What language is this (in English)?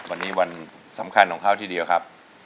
Thai